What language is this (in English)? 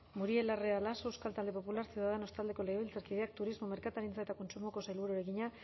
Basque